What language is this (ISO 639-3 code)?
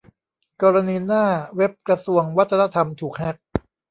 tha